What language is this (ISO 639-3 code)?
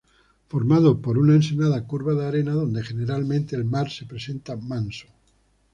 spa